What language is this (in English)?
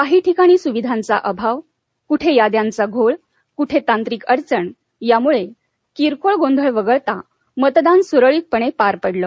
Marathi